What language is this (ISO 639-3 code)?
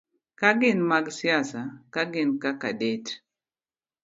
luo